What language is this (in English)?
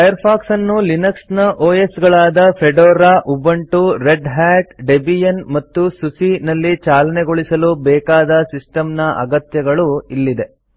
Kannada